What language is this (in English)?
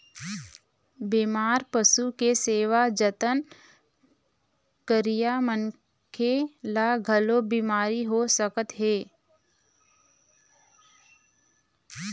Chhattisgarhi